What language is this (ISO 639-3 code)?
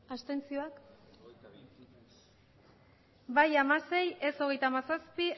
eus